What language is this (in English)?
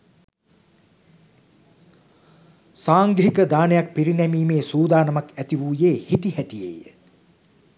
Sinhala